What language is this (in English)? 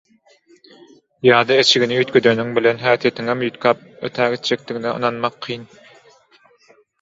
Turkmen